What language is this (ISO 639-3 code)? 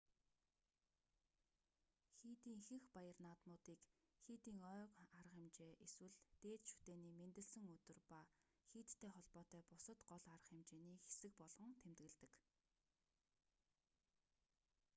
mon